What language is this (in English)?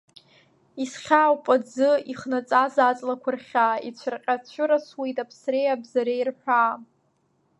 Abkhazian